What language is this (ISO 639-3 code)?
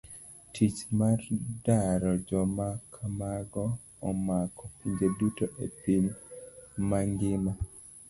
luo